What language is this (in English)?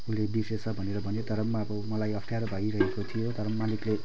Nepali